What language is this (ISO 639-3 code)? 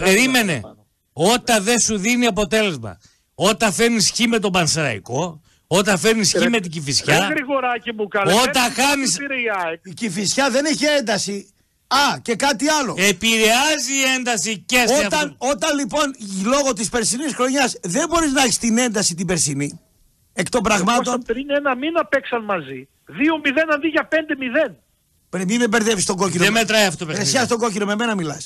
ell